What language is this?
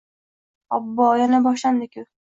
Uzbek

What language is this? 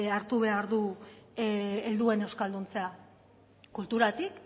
Basque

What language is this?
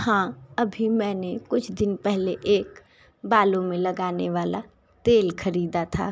Hindi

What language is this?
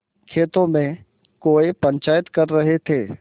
Hindi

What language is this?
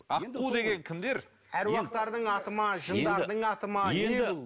Kazakh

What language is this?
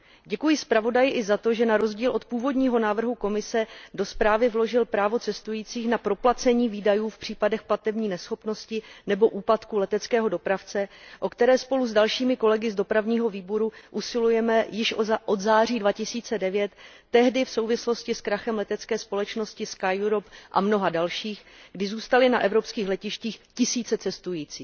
Czech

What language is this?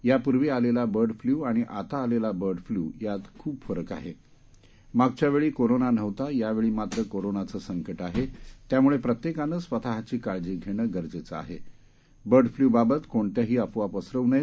Marathi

